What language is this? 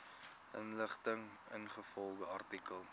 Afrikaans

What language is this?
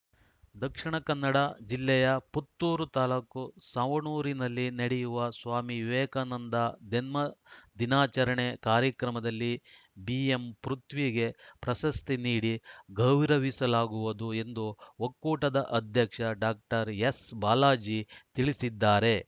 Kannada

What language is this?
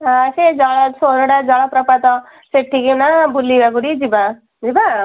Odia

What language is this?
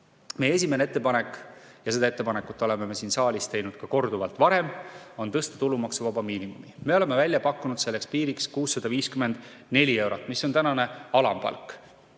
Estonian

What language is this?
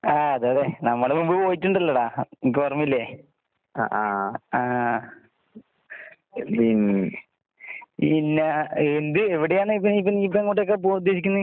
Malayalam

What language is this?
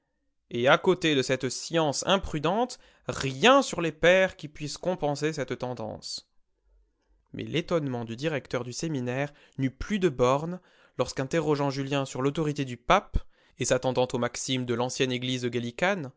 French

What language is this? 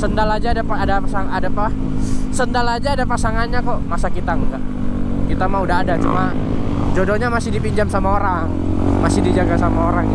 Indonesian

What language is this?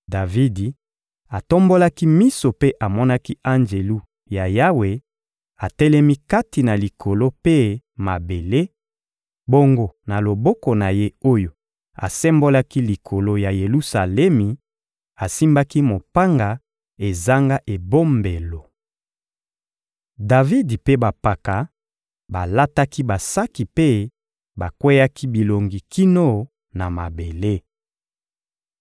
Lingala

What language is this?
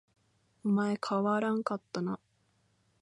Japanese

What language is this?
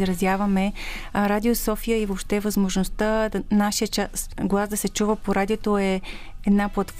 Bulgarian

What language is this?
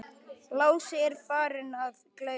Icelandic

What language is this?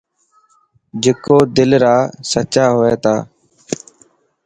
Dhatki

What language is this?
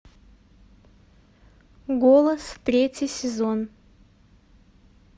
Russian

